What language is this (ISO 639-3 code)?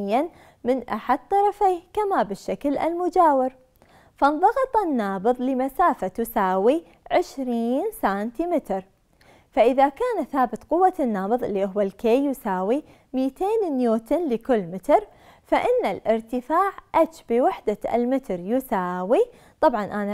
ara